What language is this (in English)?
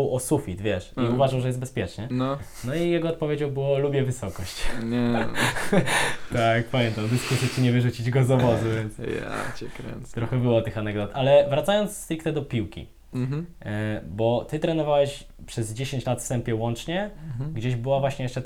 Polish